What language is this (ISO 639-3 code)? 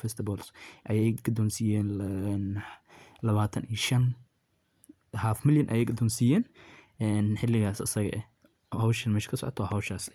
som